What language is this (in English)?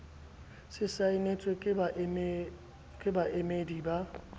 Southern Sotho